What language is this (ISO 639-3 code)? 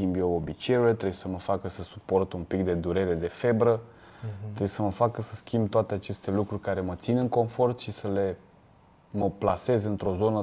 ron